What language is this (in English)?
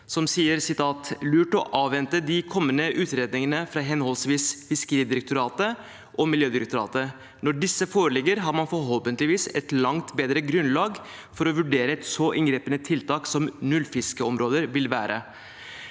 Norwegian